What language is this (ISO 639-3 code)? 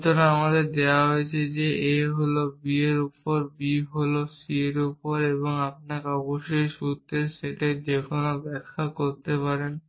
ben